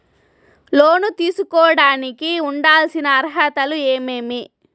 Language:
Telugu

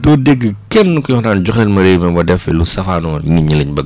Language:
Wolof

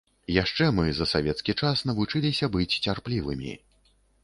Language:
Belarusian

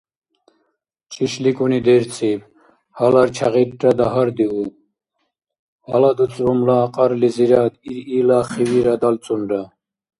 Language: Dargwa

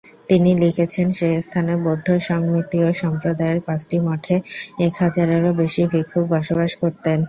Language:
Bangla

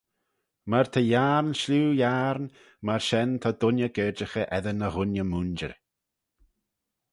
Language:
Manx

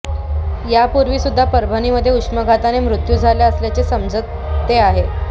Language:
Marathi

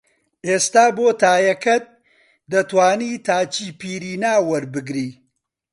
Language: Central Kurdish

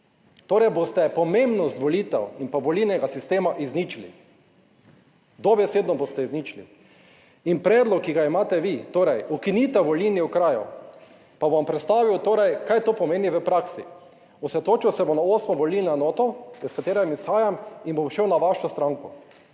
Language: Slovenian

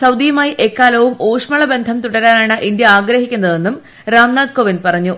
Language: Malayalam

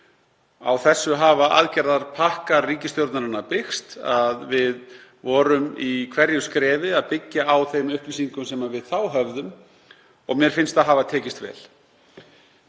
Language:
Icelandic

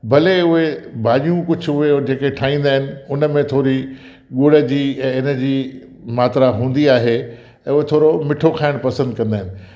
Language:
Sindhi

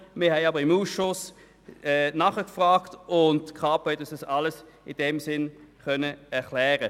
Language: Swiss German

